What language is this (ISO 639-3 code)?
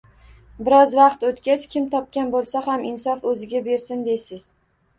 uzb